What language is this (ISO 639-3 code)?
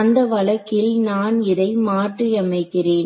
tam